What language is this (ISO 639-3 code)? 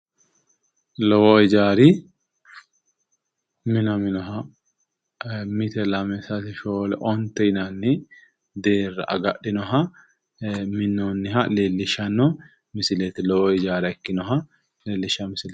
sid